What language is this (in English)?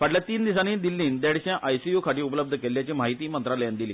Konkani